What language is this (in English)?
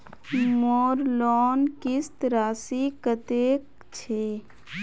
Magahi